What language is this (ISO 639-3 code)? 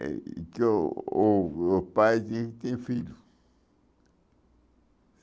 por